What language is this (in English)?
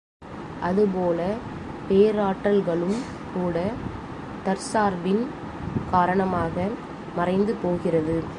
Tamil